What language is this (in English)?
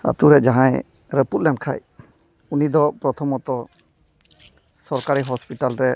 Santali